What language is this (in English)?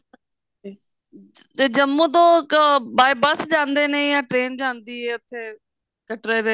Punjabi